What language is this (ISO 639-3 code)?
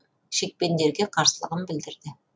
kaz